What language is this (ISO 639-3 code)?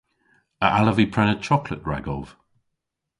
cor